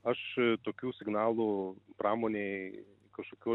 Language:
Lithuanian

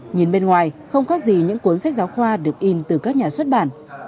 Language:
Vietnamese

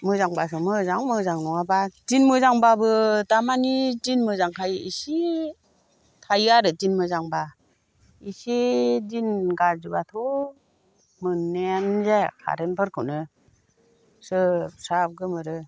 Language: Bodo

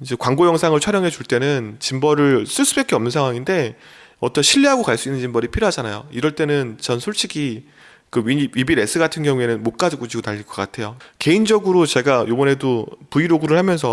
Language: Korean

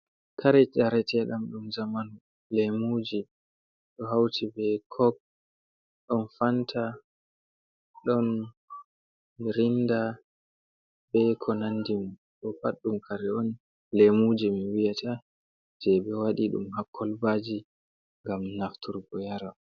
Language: Fula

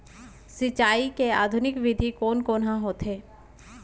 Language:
Chhattisgarhi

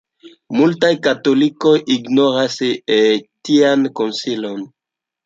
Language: Esperanto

